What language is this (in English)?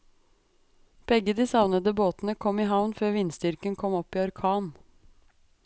Norwegian